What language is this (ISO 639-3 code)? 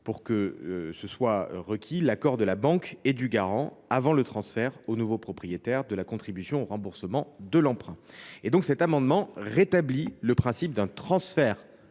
fra